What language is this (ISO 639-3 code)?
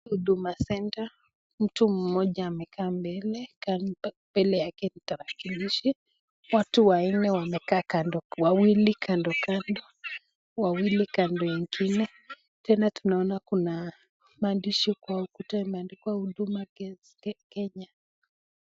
swa